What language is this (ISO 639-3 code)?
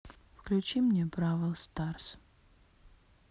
rus